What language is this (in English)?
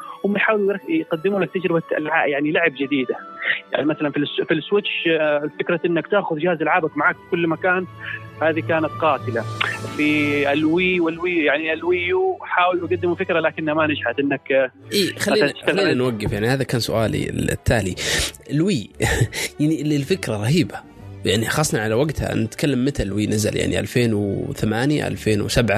Arabic